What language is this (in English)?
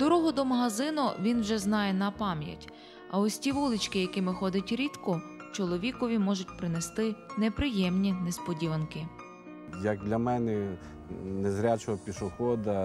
Ukrainian